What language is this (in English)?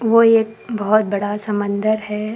Hindi